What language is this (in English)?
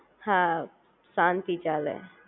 Gujarati